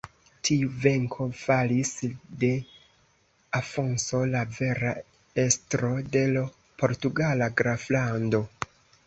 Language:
Esperanto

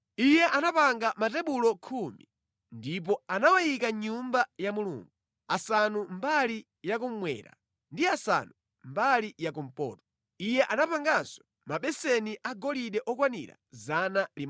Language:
Nyanja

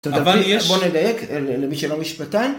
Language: Hebrew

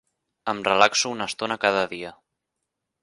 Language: Catalan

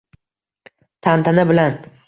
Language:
Uzbek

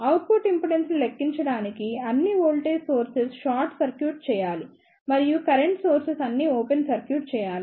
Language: Telugu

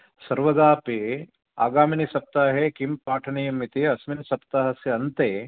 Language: Sanskrit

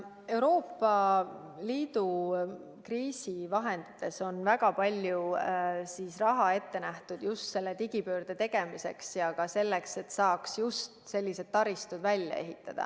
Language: Estonian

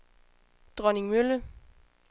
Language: Danish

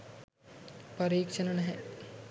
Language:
Sinhala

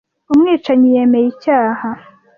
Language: Kinyarwanda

